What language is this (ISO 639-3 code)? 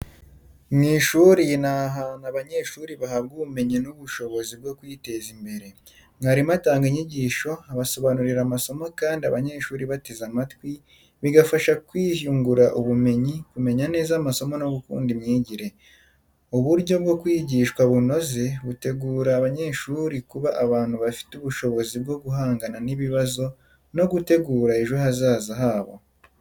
kin